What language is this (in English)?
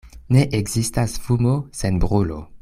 Esperanto